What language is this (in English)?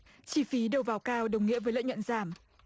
Vietnamese